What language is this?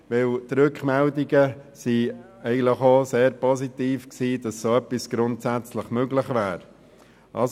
Swiss German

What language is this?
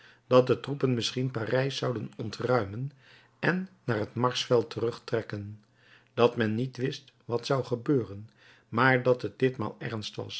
Dutch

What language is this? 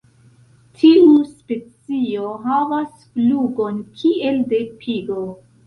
Esperanto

